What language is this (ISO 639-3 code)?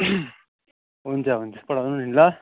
nep